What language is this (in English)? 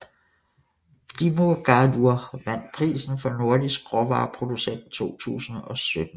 Danish